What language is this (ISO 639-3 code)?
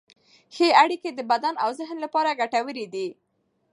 pus